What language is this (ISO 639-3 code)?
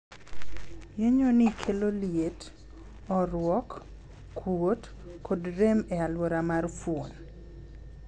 luo